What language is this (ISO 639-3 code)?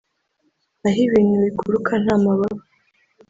kin